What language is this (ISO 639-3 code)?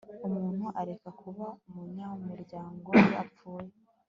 kin